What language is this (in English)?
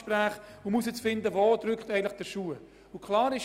Swiss German